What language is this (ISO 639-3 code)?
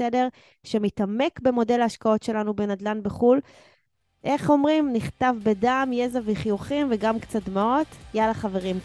heb